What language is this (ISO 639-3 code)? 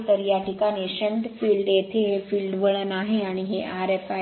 mar